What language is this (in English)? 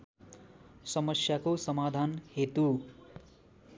Nepali